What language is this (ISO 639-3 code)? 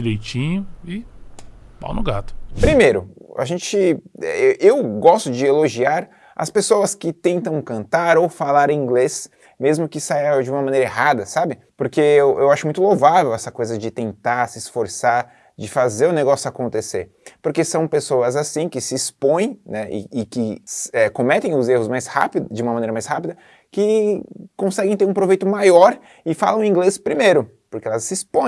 por